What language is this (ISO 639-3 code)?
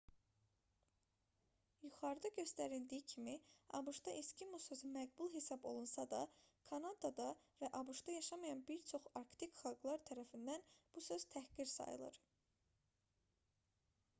aze